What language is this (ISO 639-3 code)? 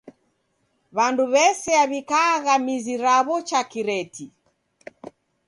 dav